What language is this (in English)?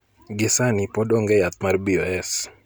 Luo (Kenya and Tanzania)